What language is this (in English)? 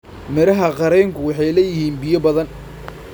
Somali